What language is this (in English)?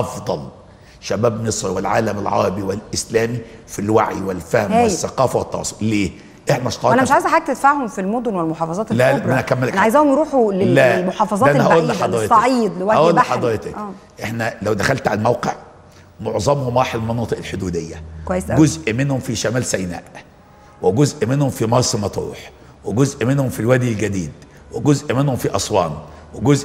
Arabic